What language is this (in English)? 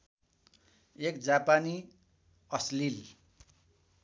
Nepali